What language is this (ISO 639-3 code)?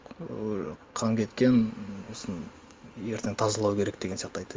kaz